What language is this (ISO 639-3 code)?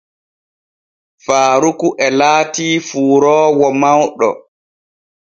fue